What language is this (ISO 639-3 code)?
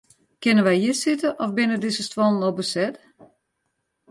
fry